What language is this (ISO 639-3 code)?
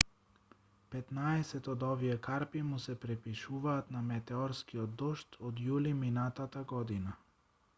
mkd